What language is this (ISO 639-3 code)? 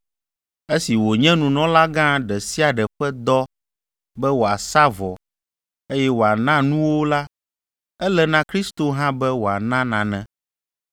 ewe